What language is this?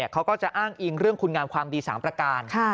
Thai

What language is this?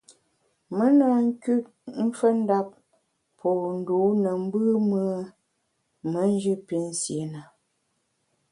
Bamun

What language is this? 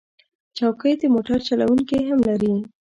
Pashto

